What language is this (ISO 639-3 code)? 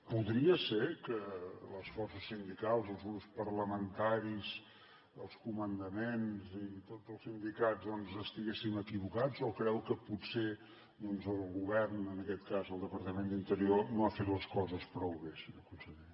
cat